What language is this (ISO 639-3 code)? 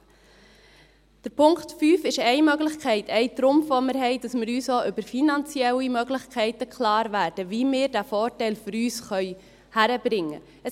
gsw